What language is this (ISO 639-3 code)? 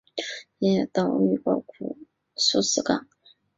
zho